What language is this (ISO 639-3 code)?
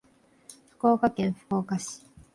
jpn